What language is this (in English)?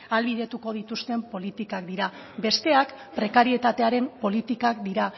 Basque